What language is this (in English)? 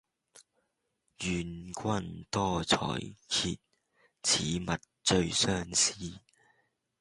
Cantonese